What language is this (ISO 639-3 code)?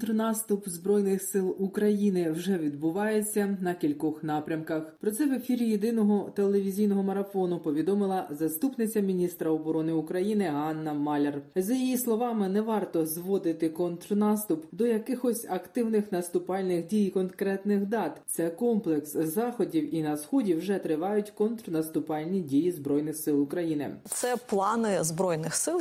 ukr